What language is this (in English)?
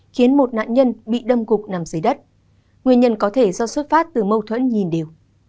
Vietnamese